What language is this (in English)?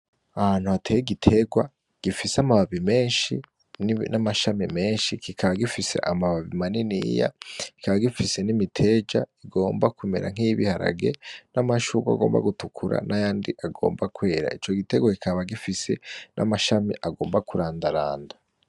Rundi